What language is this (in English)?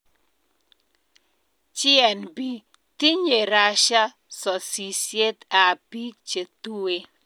Kalenjin